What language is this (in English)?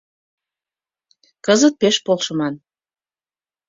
Mari